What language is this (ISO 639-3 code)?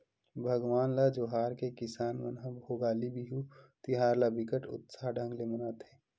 hne